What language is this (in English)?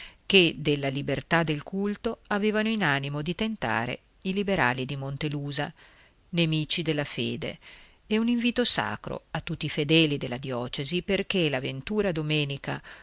Italian